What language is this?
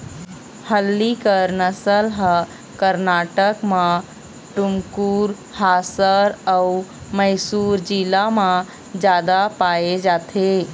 Chhattisgarhi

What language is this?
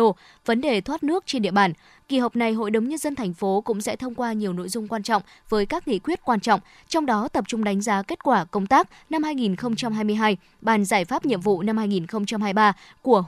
Vietnamese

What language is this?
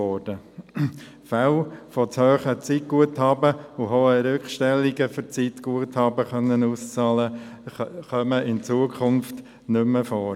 Swiss German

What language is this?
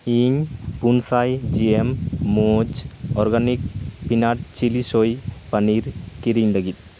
Santali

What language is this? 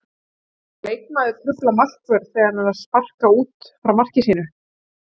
Icelandic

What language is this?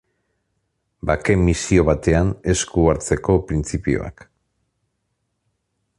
Basque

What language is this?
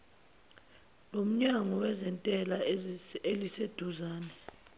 Zulu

